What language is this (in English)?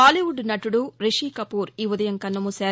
Telugu